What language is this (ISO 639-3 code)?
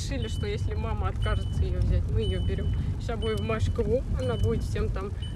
rus